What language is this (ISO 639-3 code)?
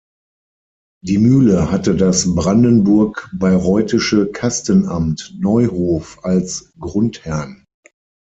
deu